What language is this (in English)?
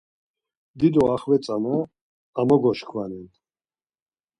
Laz